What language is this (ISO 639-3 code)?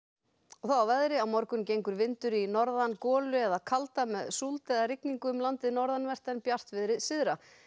isl